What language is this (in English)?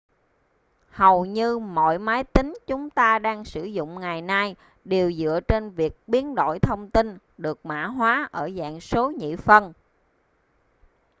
Vietnamese